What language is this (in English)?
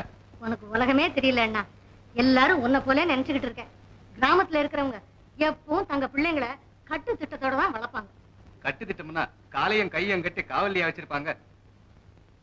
Indonesian